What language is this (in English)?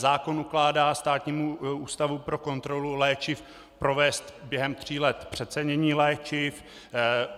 Czech